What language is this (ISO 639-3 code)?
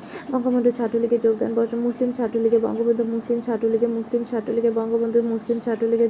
ben